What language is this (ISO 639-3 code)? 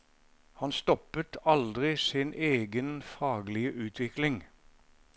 nor